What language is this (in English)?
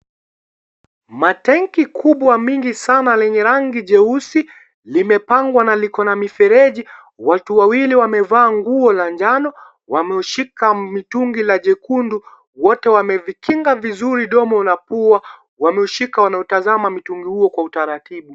Swahili